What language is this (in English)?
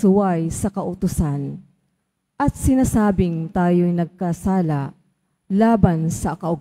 Filipino